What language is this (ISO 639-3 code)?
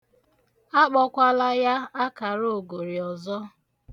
ibo